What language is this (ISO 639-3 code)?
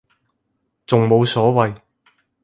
yue